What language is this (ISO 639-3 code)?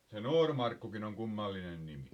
fin